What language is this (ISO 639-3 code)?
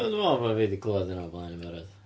cym